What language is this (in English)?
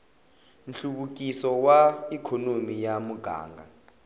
Tsonga